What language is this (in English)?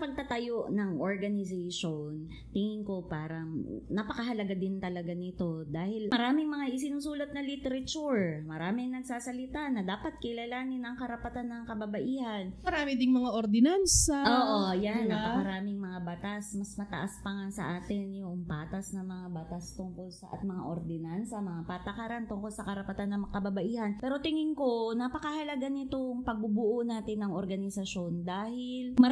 Filipino